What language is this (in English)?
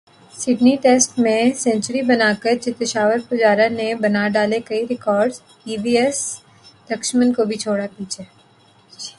Urdu